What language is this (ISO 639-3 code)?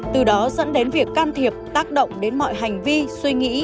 vie